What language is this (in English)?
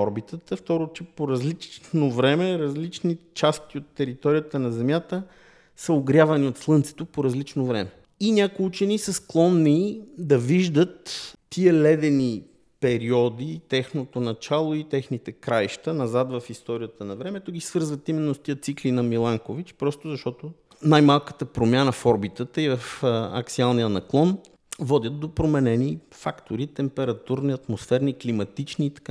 Bulgarian